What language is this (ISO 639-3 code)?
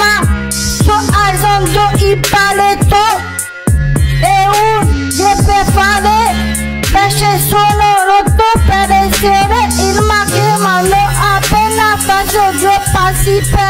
nld